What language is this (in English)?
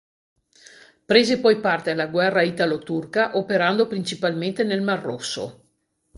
Italian